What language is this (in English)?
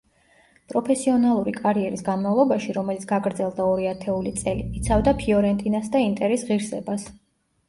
Georgian